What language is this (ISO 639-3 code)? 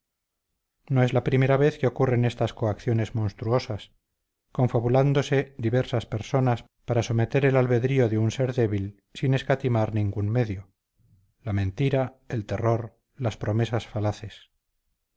spa